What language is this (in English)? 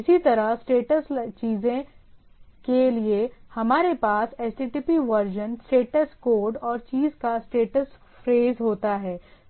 Hindi